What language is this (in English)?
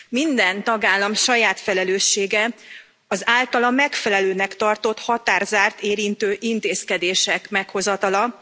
Hungarian